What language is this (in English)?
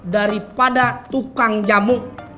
Indonesian